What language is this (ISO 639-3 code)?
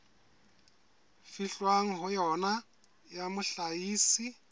sot